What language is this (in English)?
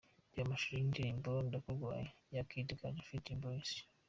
Kinyarwanda